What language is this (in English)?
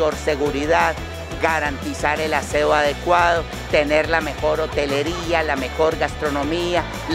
Spanish